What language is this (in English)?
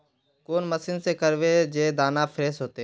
Magahi